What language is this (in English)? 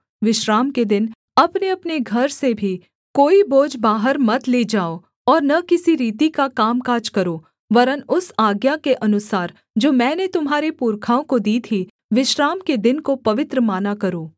Hindi